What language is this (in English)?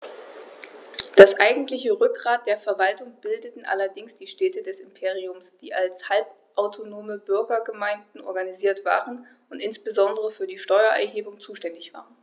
German